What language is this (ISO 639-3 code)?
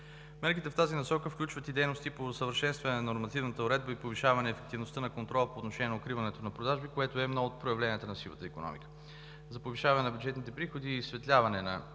bul